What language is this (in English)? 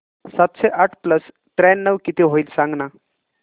Marathi